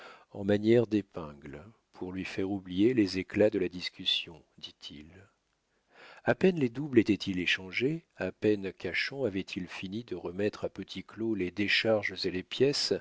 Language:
French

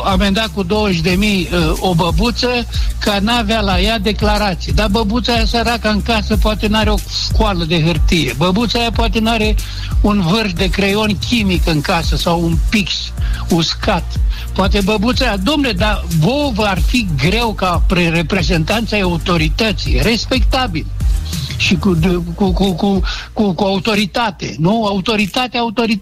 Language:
Romanian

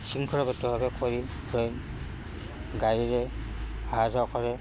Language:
Assamese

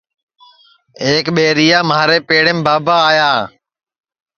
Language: Sansi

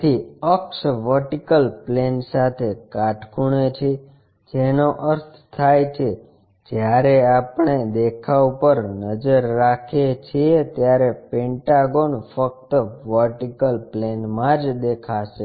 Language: Gujarati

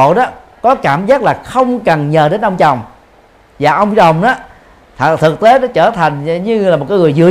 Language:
Vietnamese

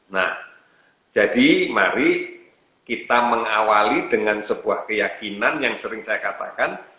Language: Indonesian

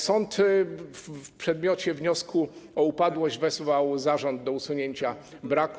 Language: Polish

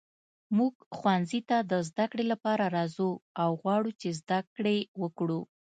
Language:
Pashto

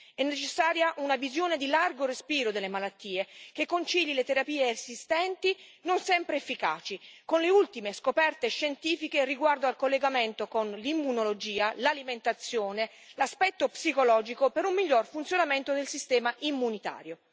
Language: Italian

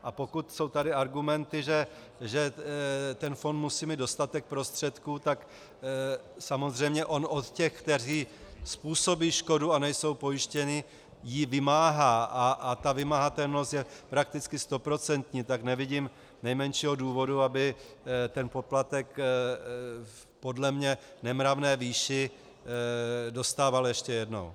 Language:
Czech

